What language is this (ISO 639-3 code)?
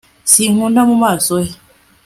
kin